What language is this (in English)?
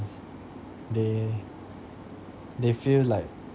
English